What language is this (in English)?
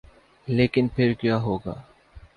Urdu